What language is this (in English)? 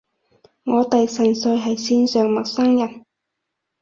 Cantonese